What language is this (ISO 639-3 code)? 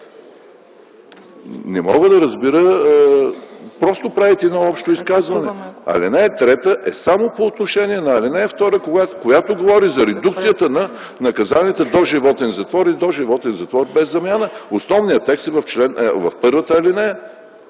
bul